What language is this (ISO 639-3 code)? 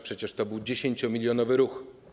pol